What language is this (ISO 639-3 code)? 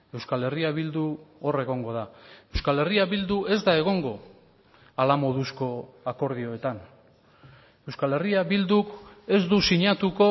eus